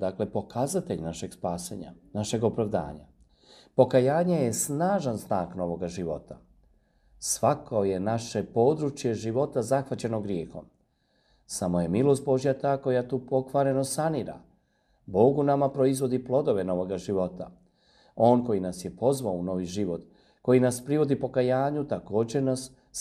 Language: Croatian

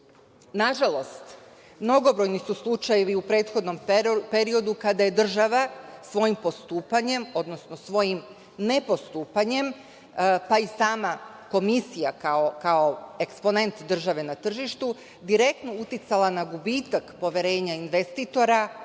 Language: Serbian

